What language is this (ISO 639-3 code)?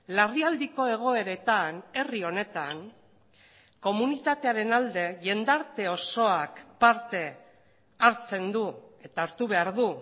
eus